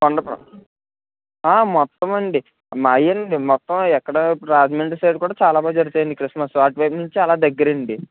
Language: Telugu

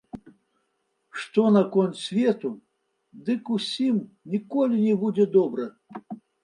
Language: Belarusian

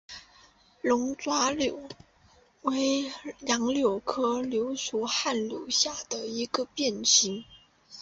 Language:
Chinese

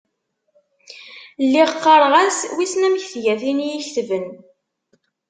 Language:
Kabyle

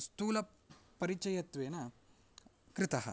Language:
Sanskrit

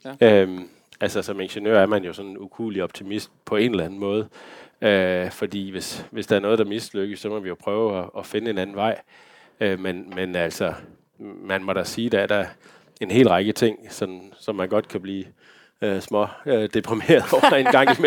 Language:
Danish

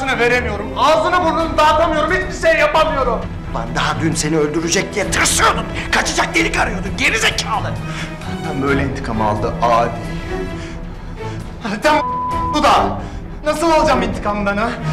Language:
Turkish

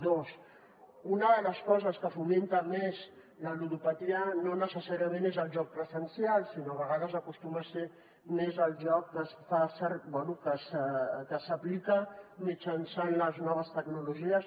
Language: Catalan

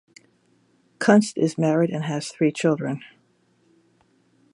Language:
English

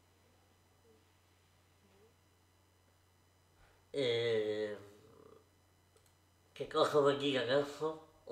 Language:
Italian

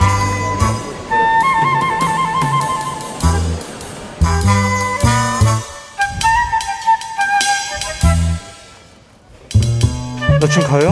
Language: Korean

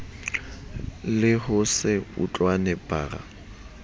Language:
Southern Sotho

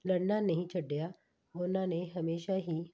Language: Punjabi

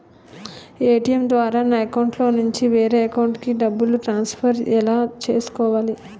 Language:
Telugu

